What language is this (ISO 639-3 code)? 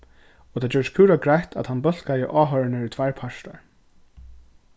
fao